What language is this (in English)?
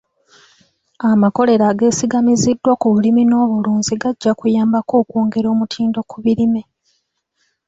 Ganda